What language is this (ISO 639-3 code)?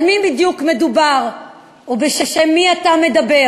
heb